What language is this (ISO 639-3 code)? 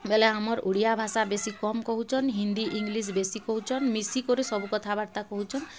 ori